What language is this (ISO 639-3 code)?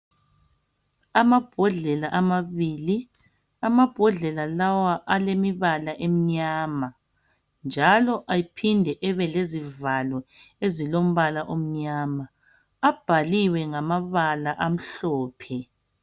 nde